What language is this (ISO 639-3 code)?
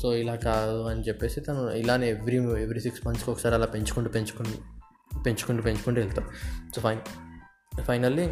tel